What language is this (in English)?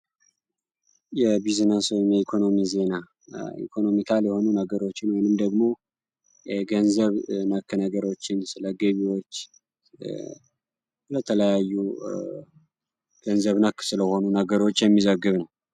Amharic